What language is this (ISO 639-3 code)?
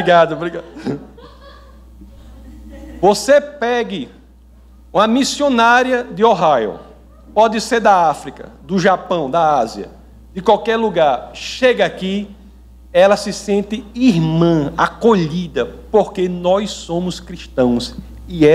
por